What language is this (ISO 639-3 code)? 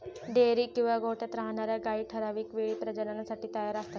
mar